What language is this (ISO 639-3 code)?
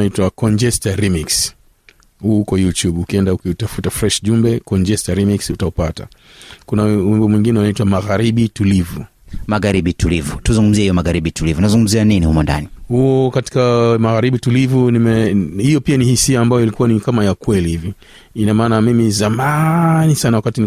swa